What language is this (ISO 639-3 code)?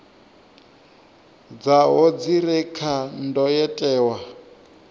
ven